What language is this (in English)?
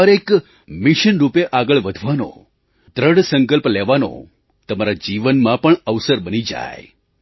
Gujarati